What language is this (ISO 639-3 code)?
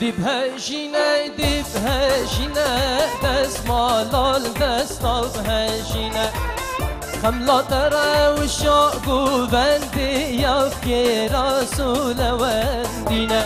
tur